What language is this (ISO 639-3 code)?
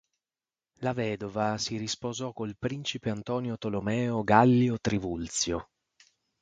ita